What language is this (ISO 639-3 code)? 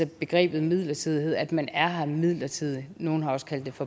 dan